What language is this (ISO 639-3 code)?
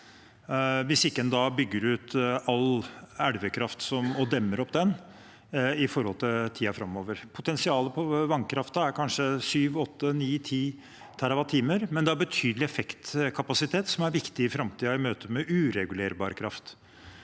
nor